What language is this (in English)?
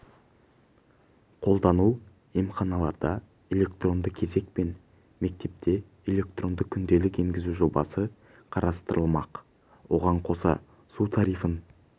Kazakh